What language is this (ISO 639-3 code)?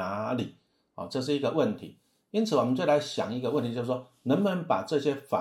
zho